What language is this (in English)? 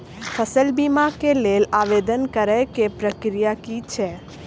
Maithili